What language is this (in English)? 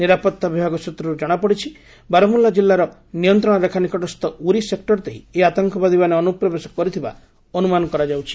Odia